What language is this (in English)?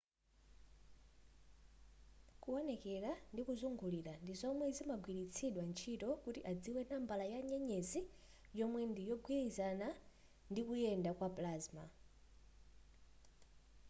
Nyanja